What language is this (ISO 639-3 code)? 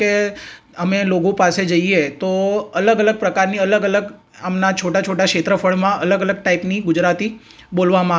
guj